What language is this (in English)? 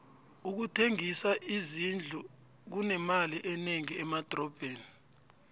South Ndebele